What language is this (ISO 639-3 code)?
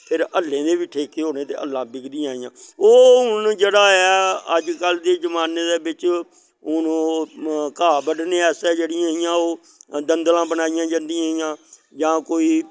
doi